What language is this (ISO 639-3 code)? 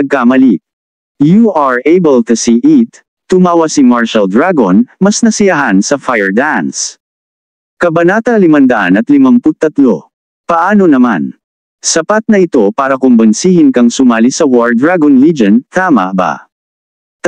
fil